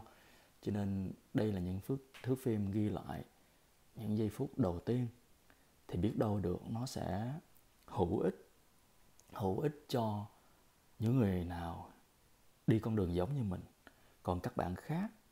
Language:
Vietnamese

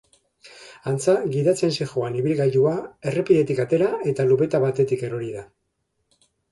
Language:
Basque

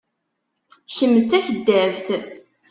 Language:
Kabyle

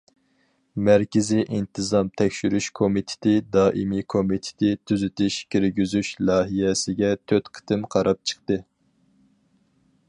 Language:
Uyghur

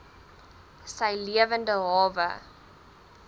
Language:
Afrikaans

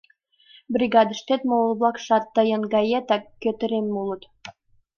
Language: Mari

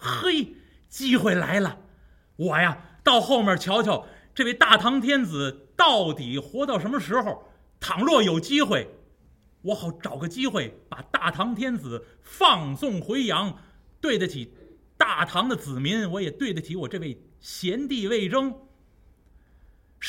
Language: Chinese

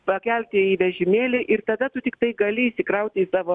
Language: Lithuanian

